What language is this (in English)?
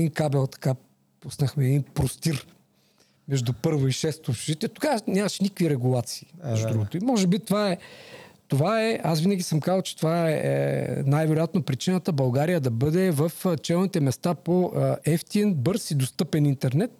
Bulgarian